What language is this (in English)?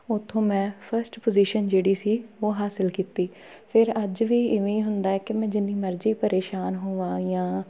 Punjabi